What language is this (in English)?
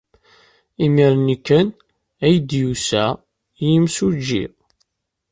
Kabyle